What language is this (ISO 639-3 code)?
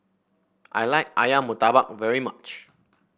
eng